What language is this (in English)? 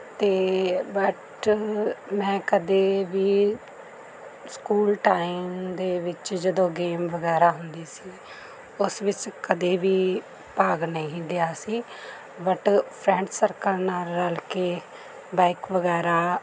Punjabi